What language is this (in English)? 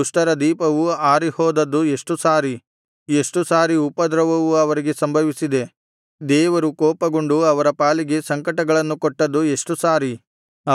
Kannada